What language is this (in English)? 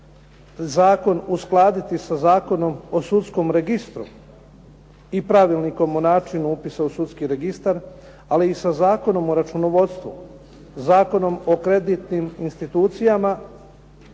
Croatian